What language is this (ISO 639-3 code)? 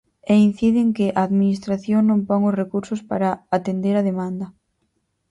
glg